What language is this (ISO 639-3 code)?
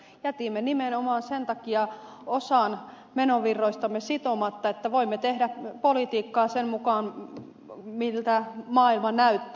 fin